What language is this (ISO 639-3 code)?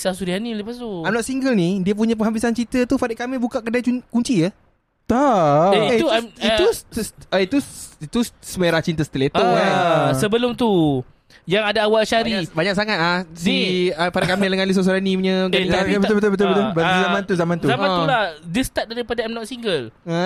msa